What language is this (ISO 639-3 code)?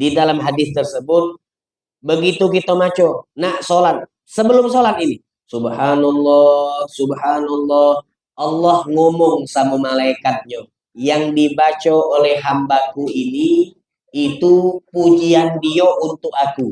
ind